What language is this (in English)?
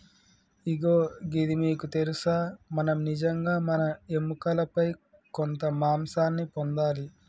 Telugu